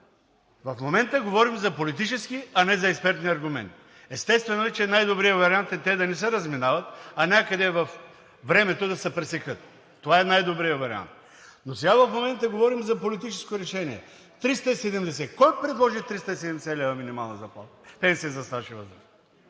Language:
Bulgarian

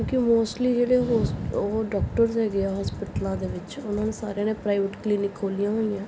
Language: Punjabi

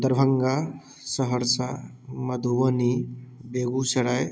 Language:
Maithili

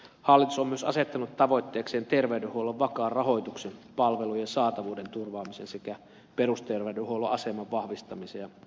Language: Finnish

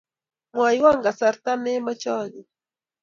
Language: Kalenjin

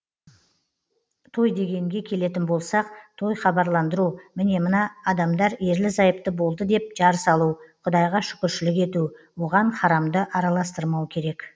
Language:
Kazakh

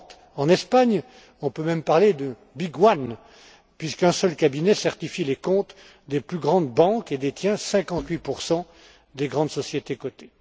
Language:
French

